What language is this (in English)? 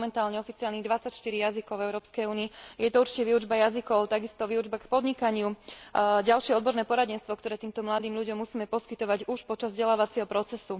Slovak